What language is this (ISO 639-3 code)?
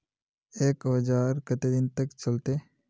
mag